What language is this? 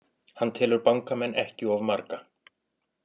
Icelandic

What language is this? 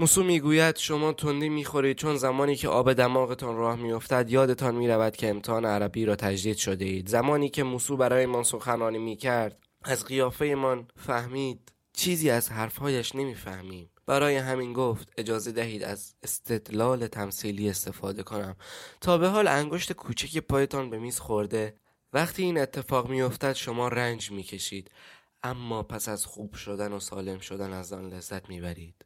Persian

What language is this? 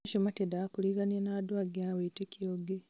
Kikuyu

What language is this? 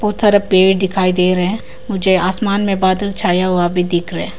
Hindi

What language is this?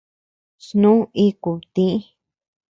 Tepeuxila Cuicatec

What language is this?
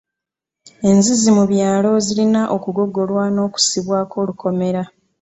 Ganda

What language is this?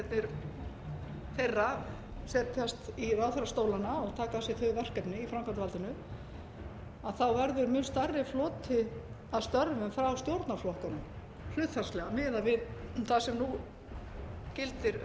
Icelandic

